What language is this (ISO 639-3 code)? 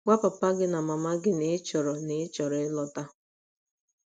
ibo